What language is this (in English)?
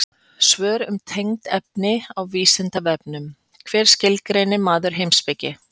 Icelandic